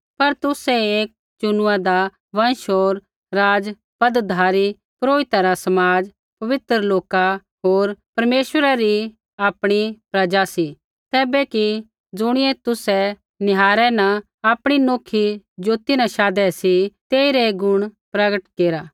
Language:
Kullu Pahari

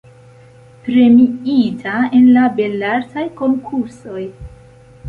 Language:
Esperanto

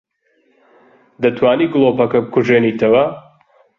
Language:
Central Kurdish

